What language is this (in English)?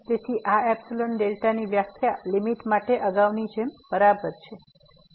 Gujarati